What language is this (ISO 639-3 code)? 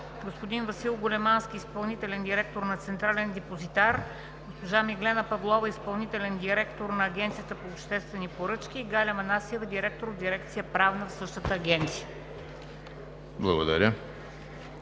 bul